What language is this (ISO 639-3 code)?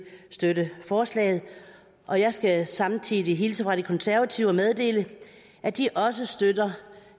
dan